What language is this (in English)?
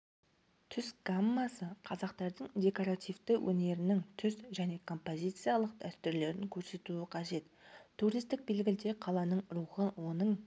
Kazakh